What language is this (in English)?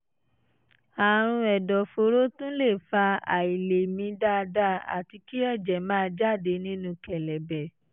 Yoruba